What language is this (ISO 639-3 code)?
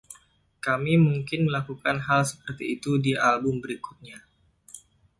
ind